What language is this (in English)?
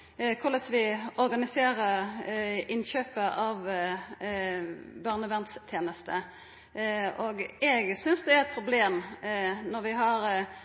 Norwegian Nynorsk